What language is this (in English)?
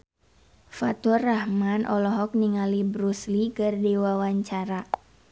Sundanese